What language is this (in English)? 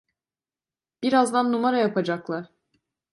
Turkish